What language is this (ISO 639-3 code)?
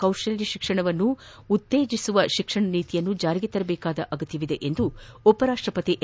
kan